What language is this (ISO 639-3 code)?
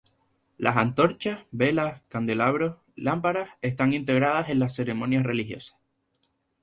spa